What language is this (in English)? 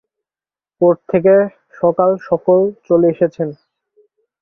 Bangla